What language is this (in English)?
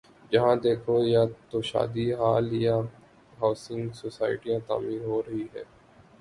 Urdu